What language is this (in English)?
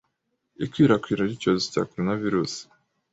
Kinyarwanda